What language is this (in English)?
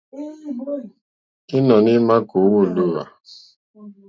Mokpwe